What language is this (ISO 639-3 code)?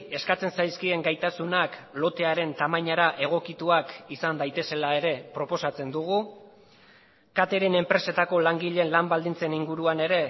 eus